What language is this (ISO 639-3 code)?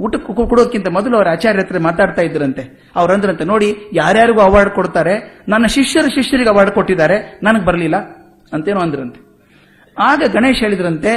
kan